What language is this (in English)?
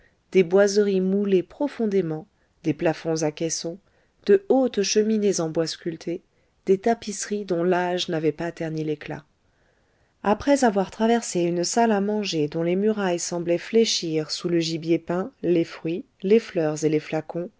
French